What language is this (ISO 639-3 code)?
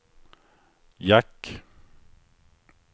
swe